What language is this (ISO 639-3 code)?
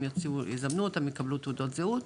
heb